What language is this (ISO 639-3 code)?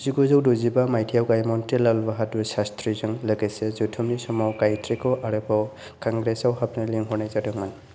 brx